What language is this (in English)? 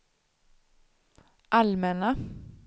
Swedish